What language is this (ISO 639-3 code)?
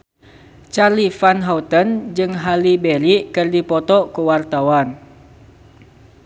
sun